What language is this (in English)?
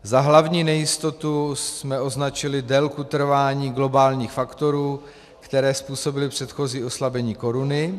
Czech